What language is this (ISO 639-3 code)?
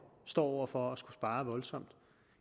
dan